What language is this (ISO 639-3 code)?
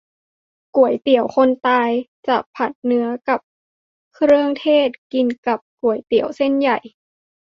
tha